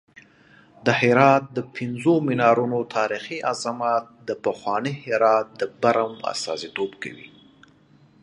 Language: Pashto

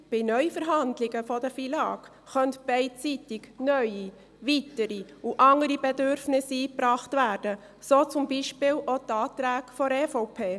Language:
Swiss German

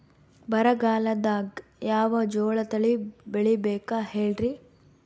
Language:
Kannada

